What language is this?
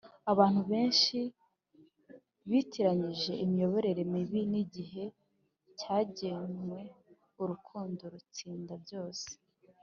Kinyarwanda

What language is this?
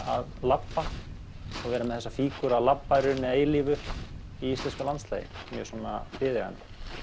Icelandic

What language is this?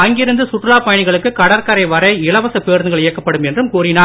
Tamil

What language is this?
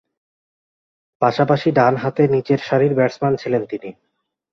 Bangla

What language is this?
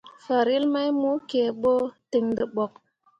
Mundang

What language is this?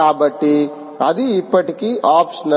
Telugu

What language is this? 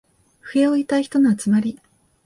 Japanese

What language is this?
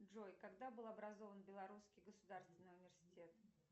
Russian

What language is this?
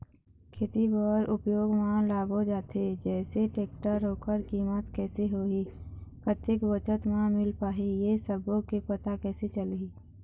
Chhattisgarhi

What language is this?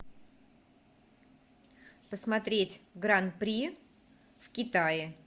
Russian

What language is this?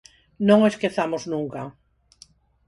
Galician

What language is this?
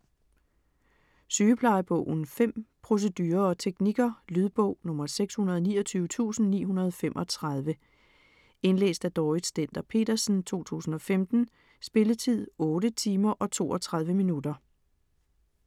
Danish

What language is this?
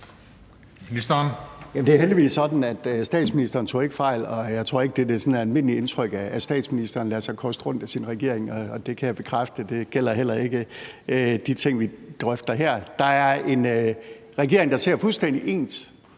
Danish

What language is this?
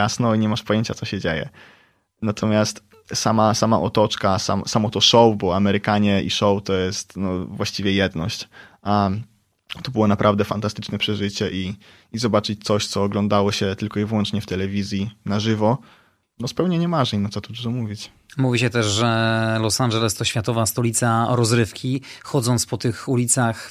Polish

